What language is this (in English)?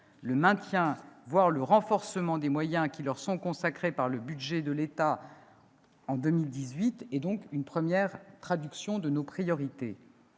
French